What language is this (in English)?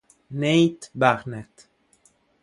Italian